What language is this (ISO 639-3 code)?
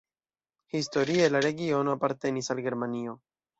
epo